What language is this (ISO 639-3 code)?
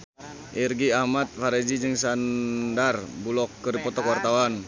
sun